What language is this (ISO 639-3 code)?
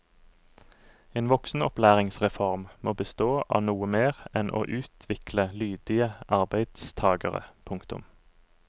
nor